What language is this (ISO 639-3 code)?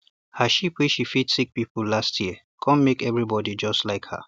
pcm